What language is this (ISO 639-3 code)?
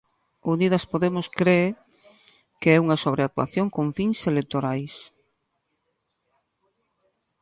glg